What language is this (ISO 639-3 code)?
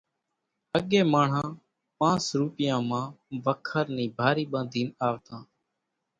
gjk